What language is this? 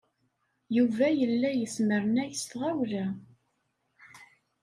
Kabyle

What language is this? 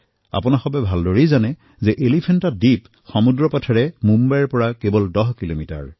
Assamese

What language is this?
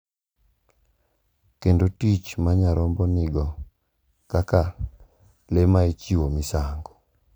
Luo (Kenya and Tanzania)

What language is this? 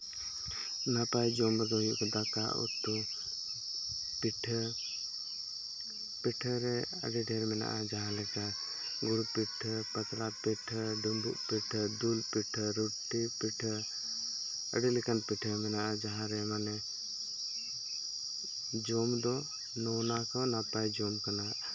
Santali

